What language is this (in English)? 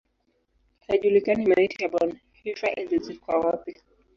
Swahili